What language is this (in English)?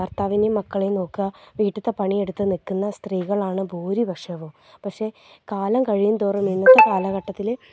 Malayalam